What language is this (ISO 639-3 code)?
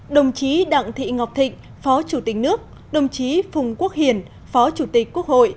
vie